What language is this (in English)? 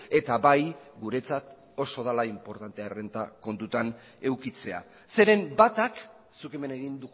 Basque